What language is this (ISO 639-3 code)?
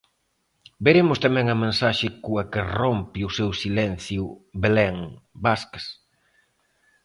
glg